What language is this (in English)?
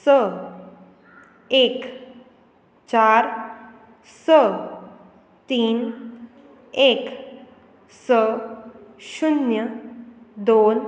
Konkani